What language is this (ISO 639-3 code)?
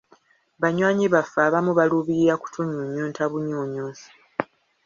lug